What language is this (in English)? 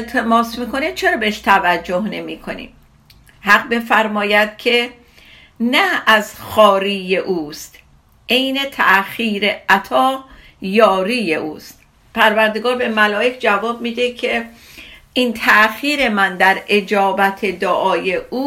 Persian